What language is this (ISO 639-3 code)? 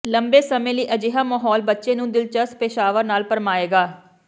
pan